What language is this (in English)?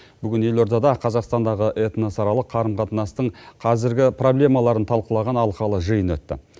Kazakh